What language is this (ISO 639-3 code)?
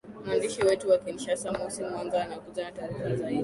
swa